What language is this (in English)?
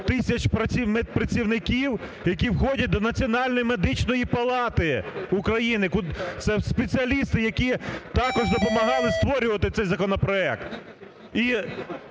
Ukrainian